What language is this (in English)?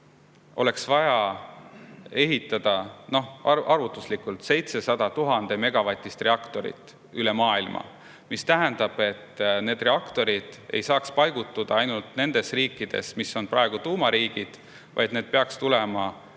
Estonian